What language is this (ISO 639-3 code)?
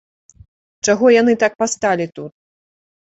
bel